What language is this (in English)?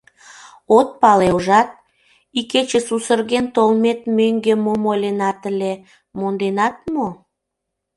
Mari